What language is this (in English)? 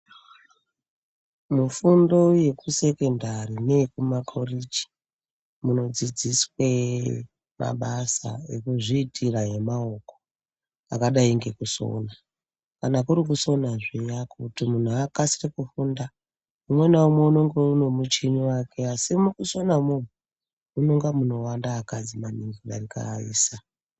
Ndau